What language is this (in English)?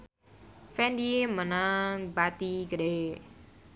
Sundanese